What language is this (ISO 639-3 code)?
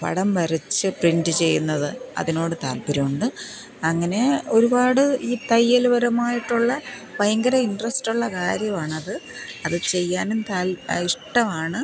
mal